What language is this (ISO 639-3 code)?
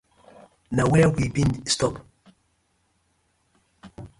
pcm